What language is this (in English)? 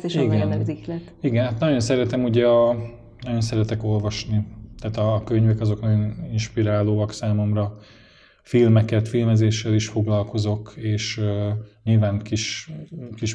Hungarian